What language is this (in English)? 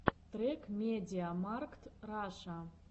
Russian